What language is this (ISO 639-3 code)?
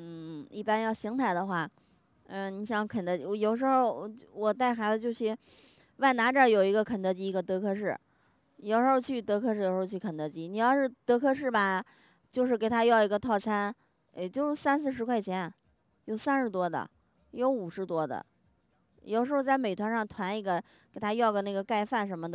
zho